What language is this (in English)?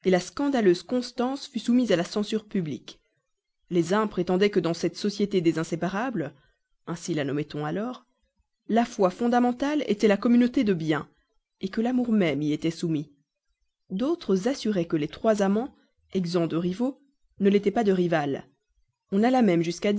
French